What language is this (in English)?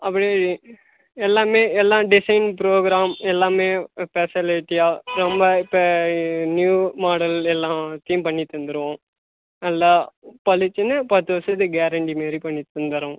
Tamil